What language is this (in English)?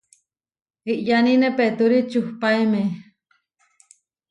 Huarijio